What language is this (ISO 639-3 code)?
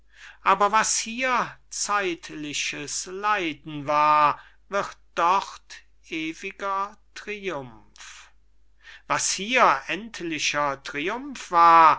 deu